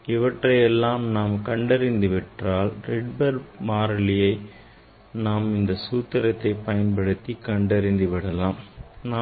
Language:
Tamil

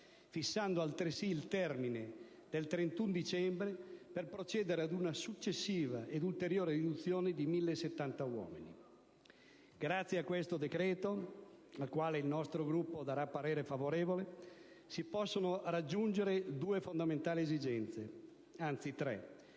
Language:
Italian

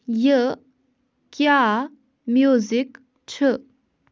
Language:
Kashmiri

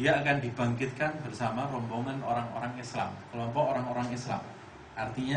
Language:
Indonesian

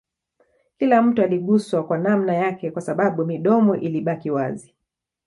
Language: Swahili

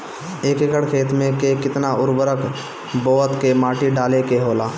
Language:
Bhojpuri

